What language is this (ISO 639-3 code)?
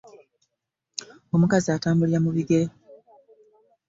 lug